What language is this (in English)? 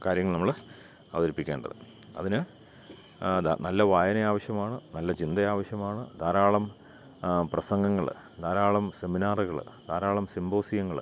Malayalam